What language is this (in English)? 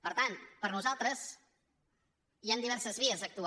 Catalan